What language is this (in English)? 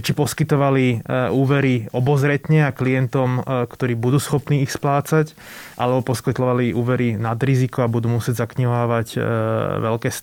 Slovak